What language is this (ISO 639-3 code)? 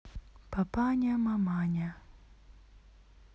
rus